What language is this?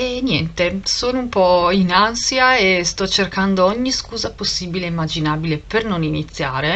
Italian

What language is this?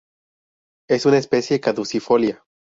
Spanish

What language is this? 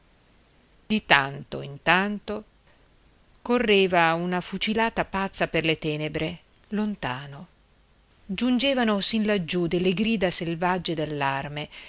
Italian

